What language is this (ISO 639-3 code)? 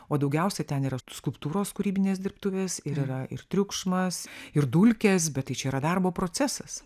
lit